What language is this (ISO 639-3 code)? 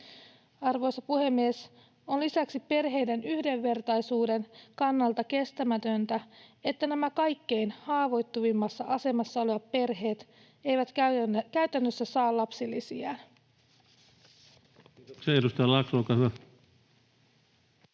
fin